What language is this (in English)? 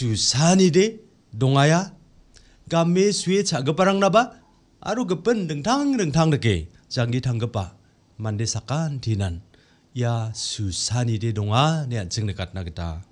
Korean